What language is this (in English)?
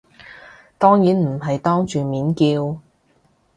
Cantonese